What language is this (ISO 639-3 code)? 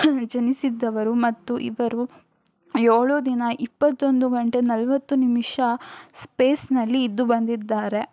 kan